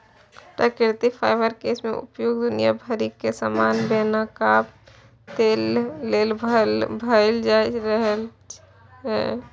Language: Maithili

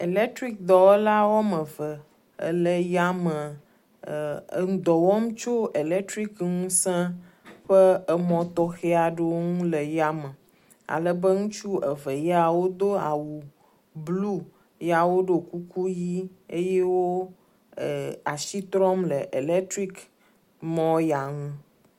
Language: Ewe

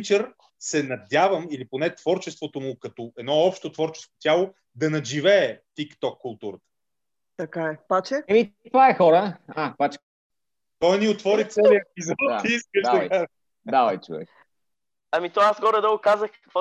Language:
Bulgarian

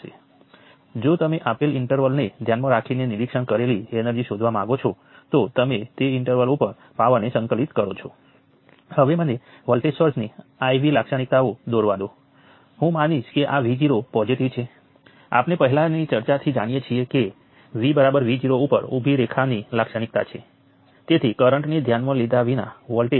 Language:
Gujarati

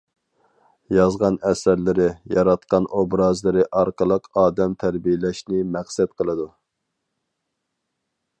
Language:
Uyghur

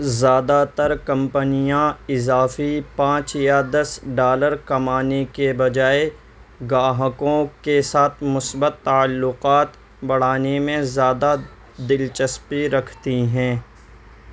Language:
Urdu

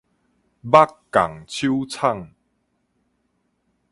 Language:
Min Nan Chinese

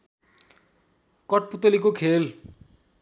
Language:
Nepali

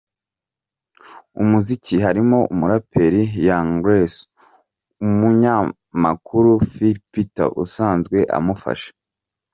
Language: Kinyarwanda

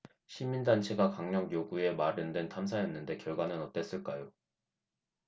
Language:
Korean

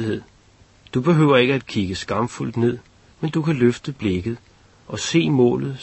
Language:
Danish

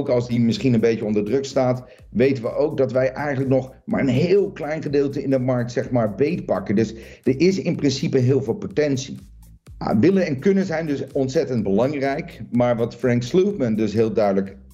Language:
Dutch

